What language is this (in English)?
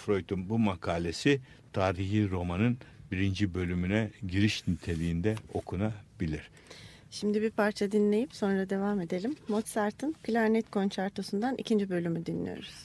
Turkish